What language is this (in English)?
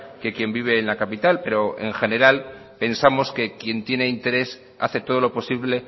Spanish